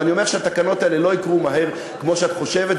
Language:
Hebrew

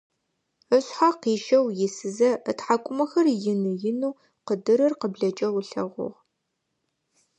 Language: Adyghe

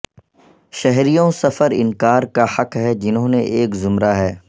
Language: Urdu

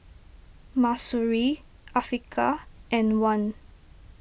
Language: English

